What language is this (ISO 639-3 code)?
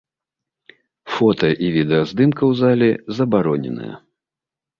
bel